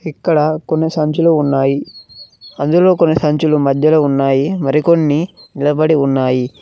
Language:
Telugu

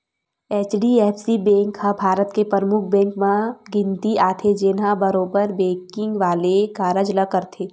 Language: Chhattisgarhi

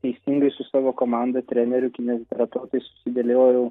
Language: Lithuanian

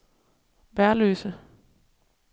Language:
Danish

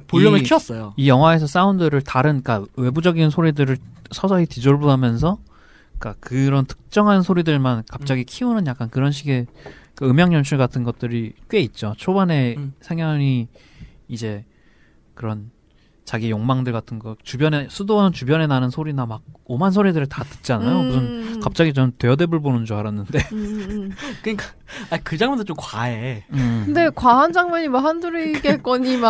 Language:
Korean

